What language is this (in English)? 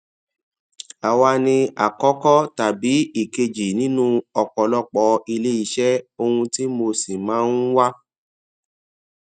Yoruba